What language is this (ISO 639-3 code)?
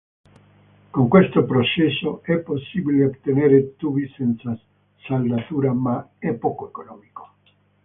ita